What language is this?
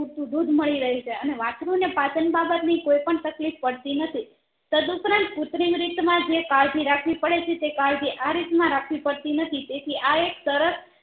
Gujarati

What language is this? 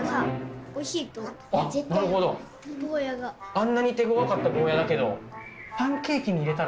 Japanese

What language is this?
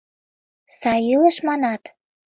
Mari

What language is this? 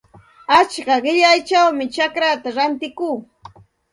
Santa Ana de Tusi Pasco Quechua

